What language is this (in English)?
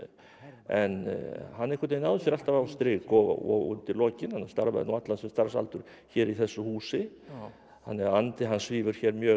Icelandic